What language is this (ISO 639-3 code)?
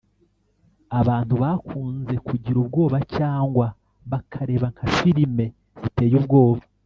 kin